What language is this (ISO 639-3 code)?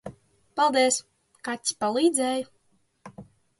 lav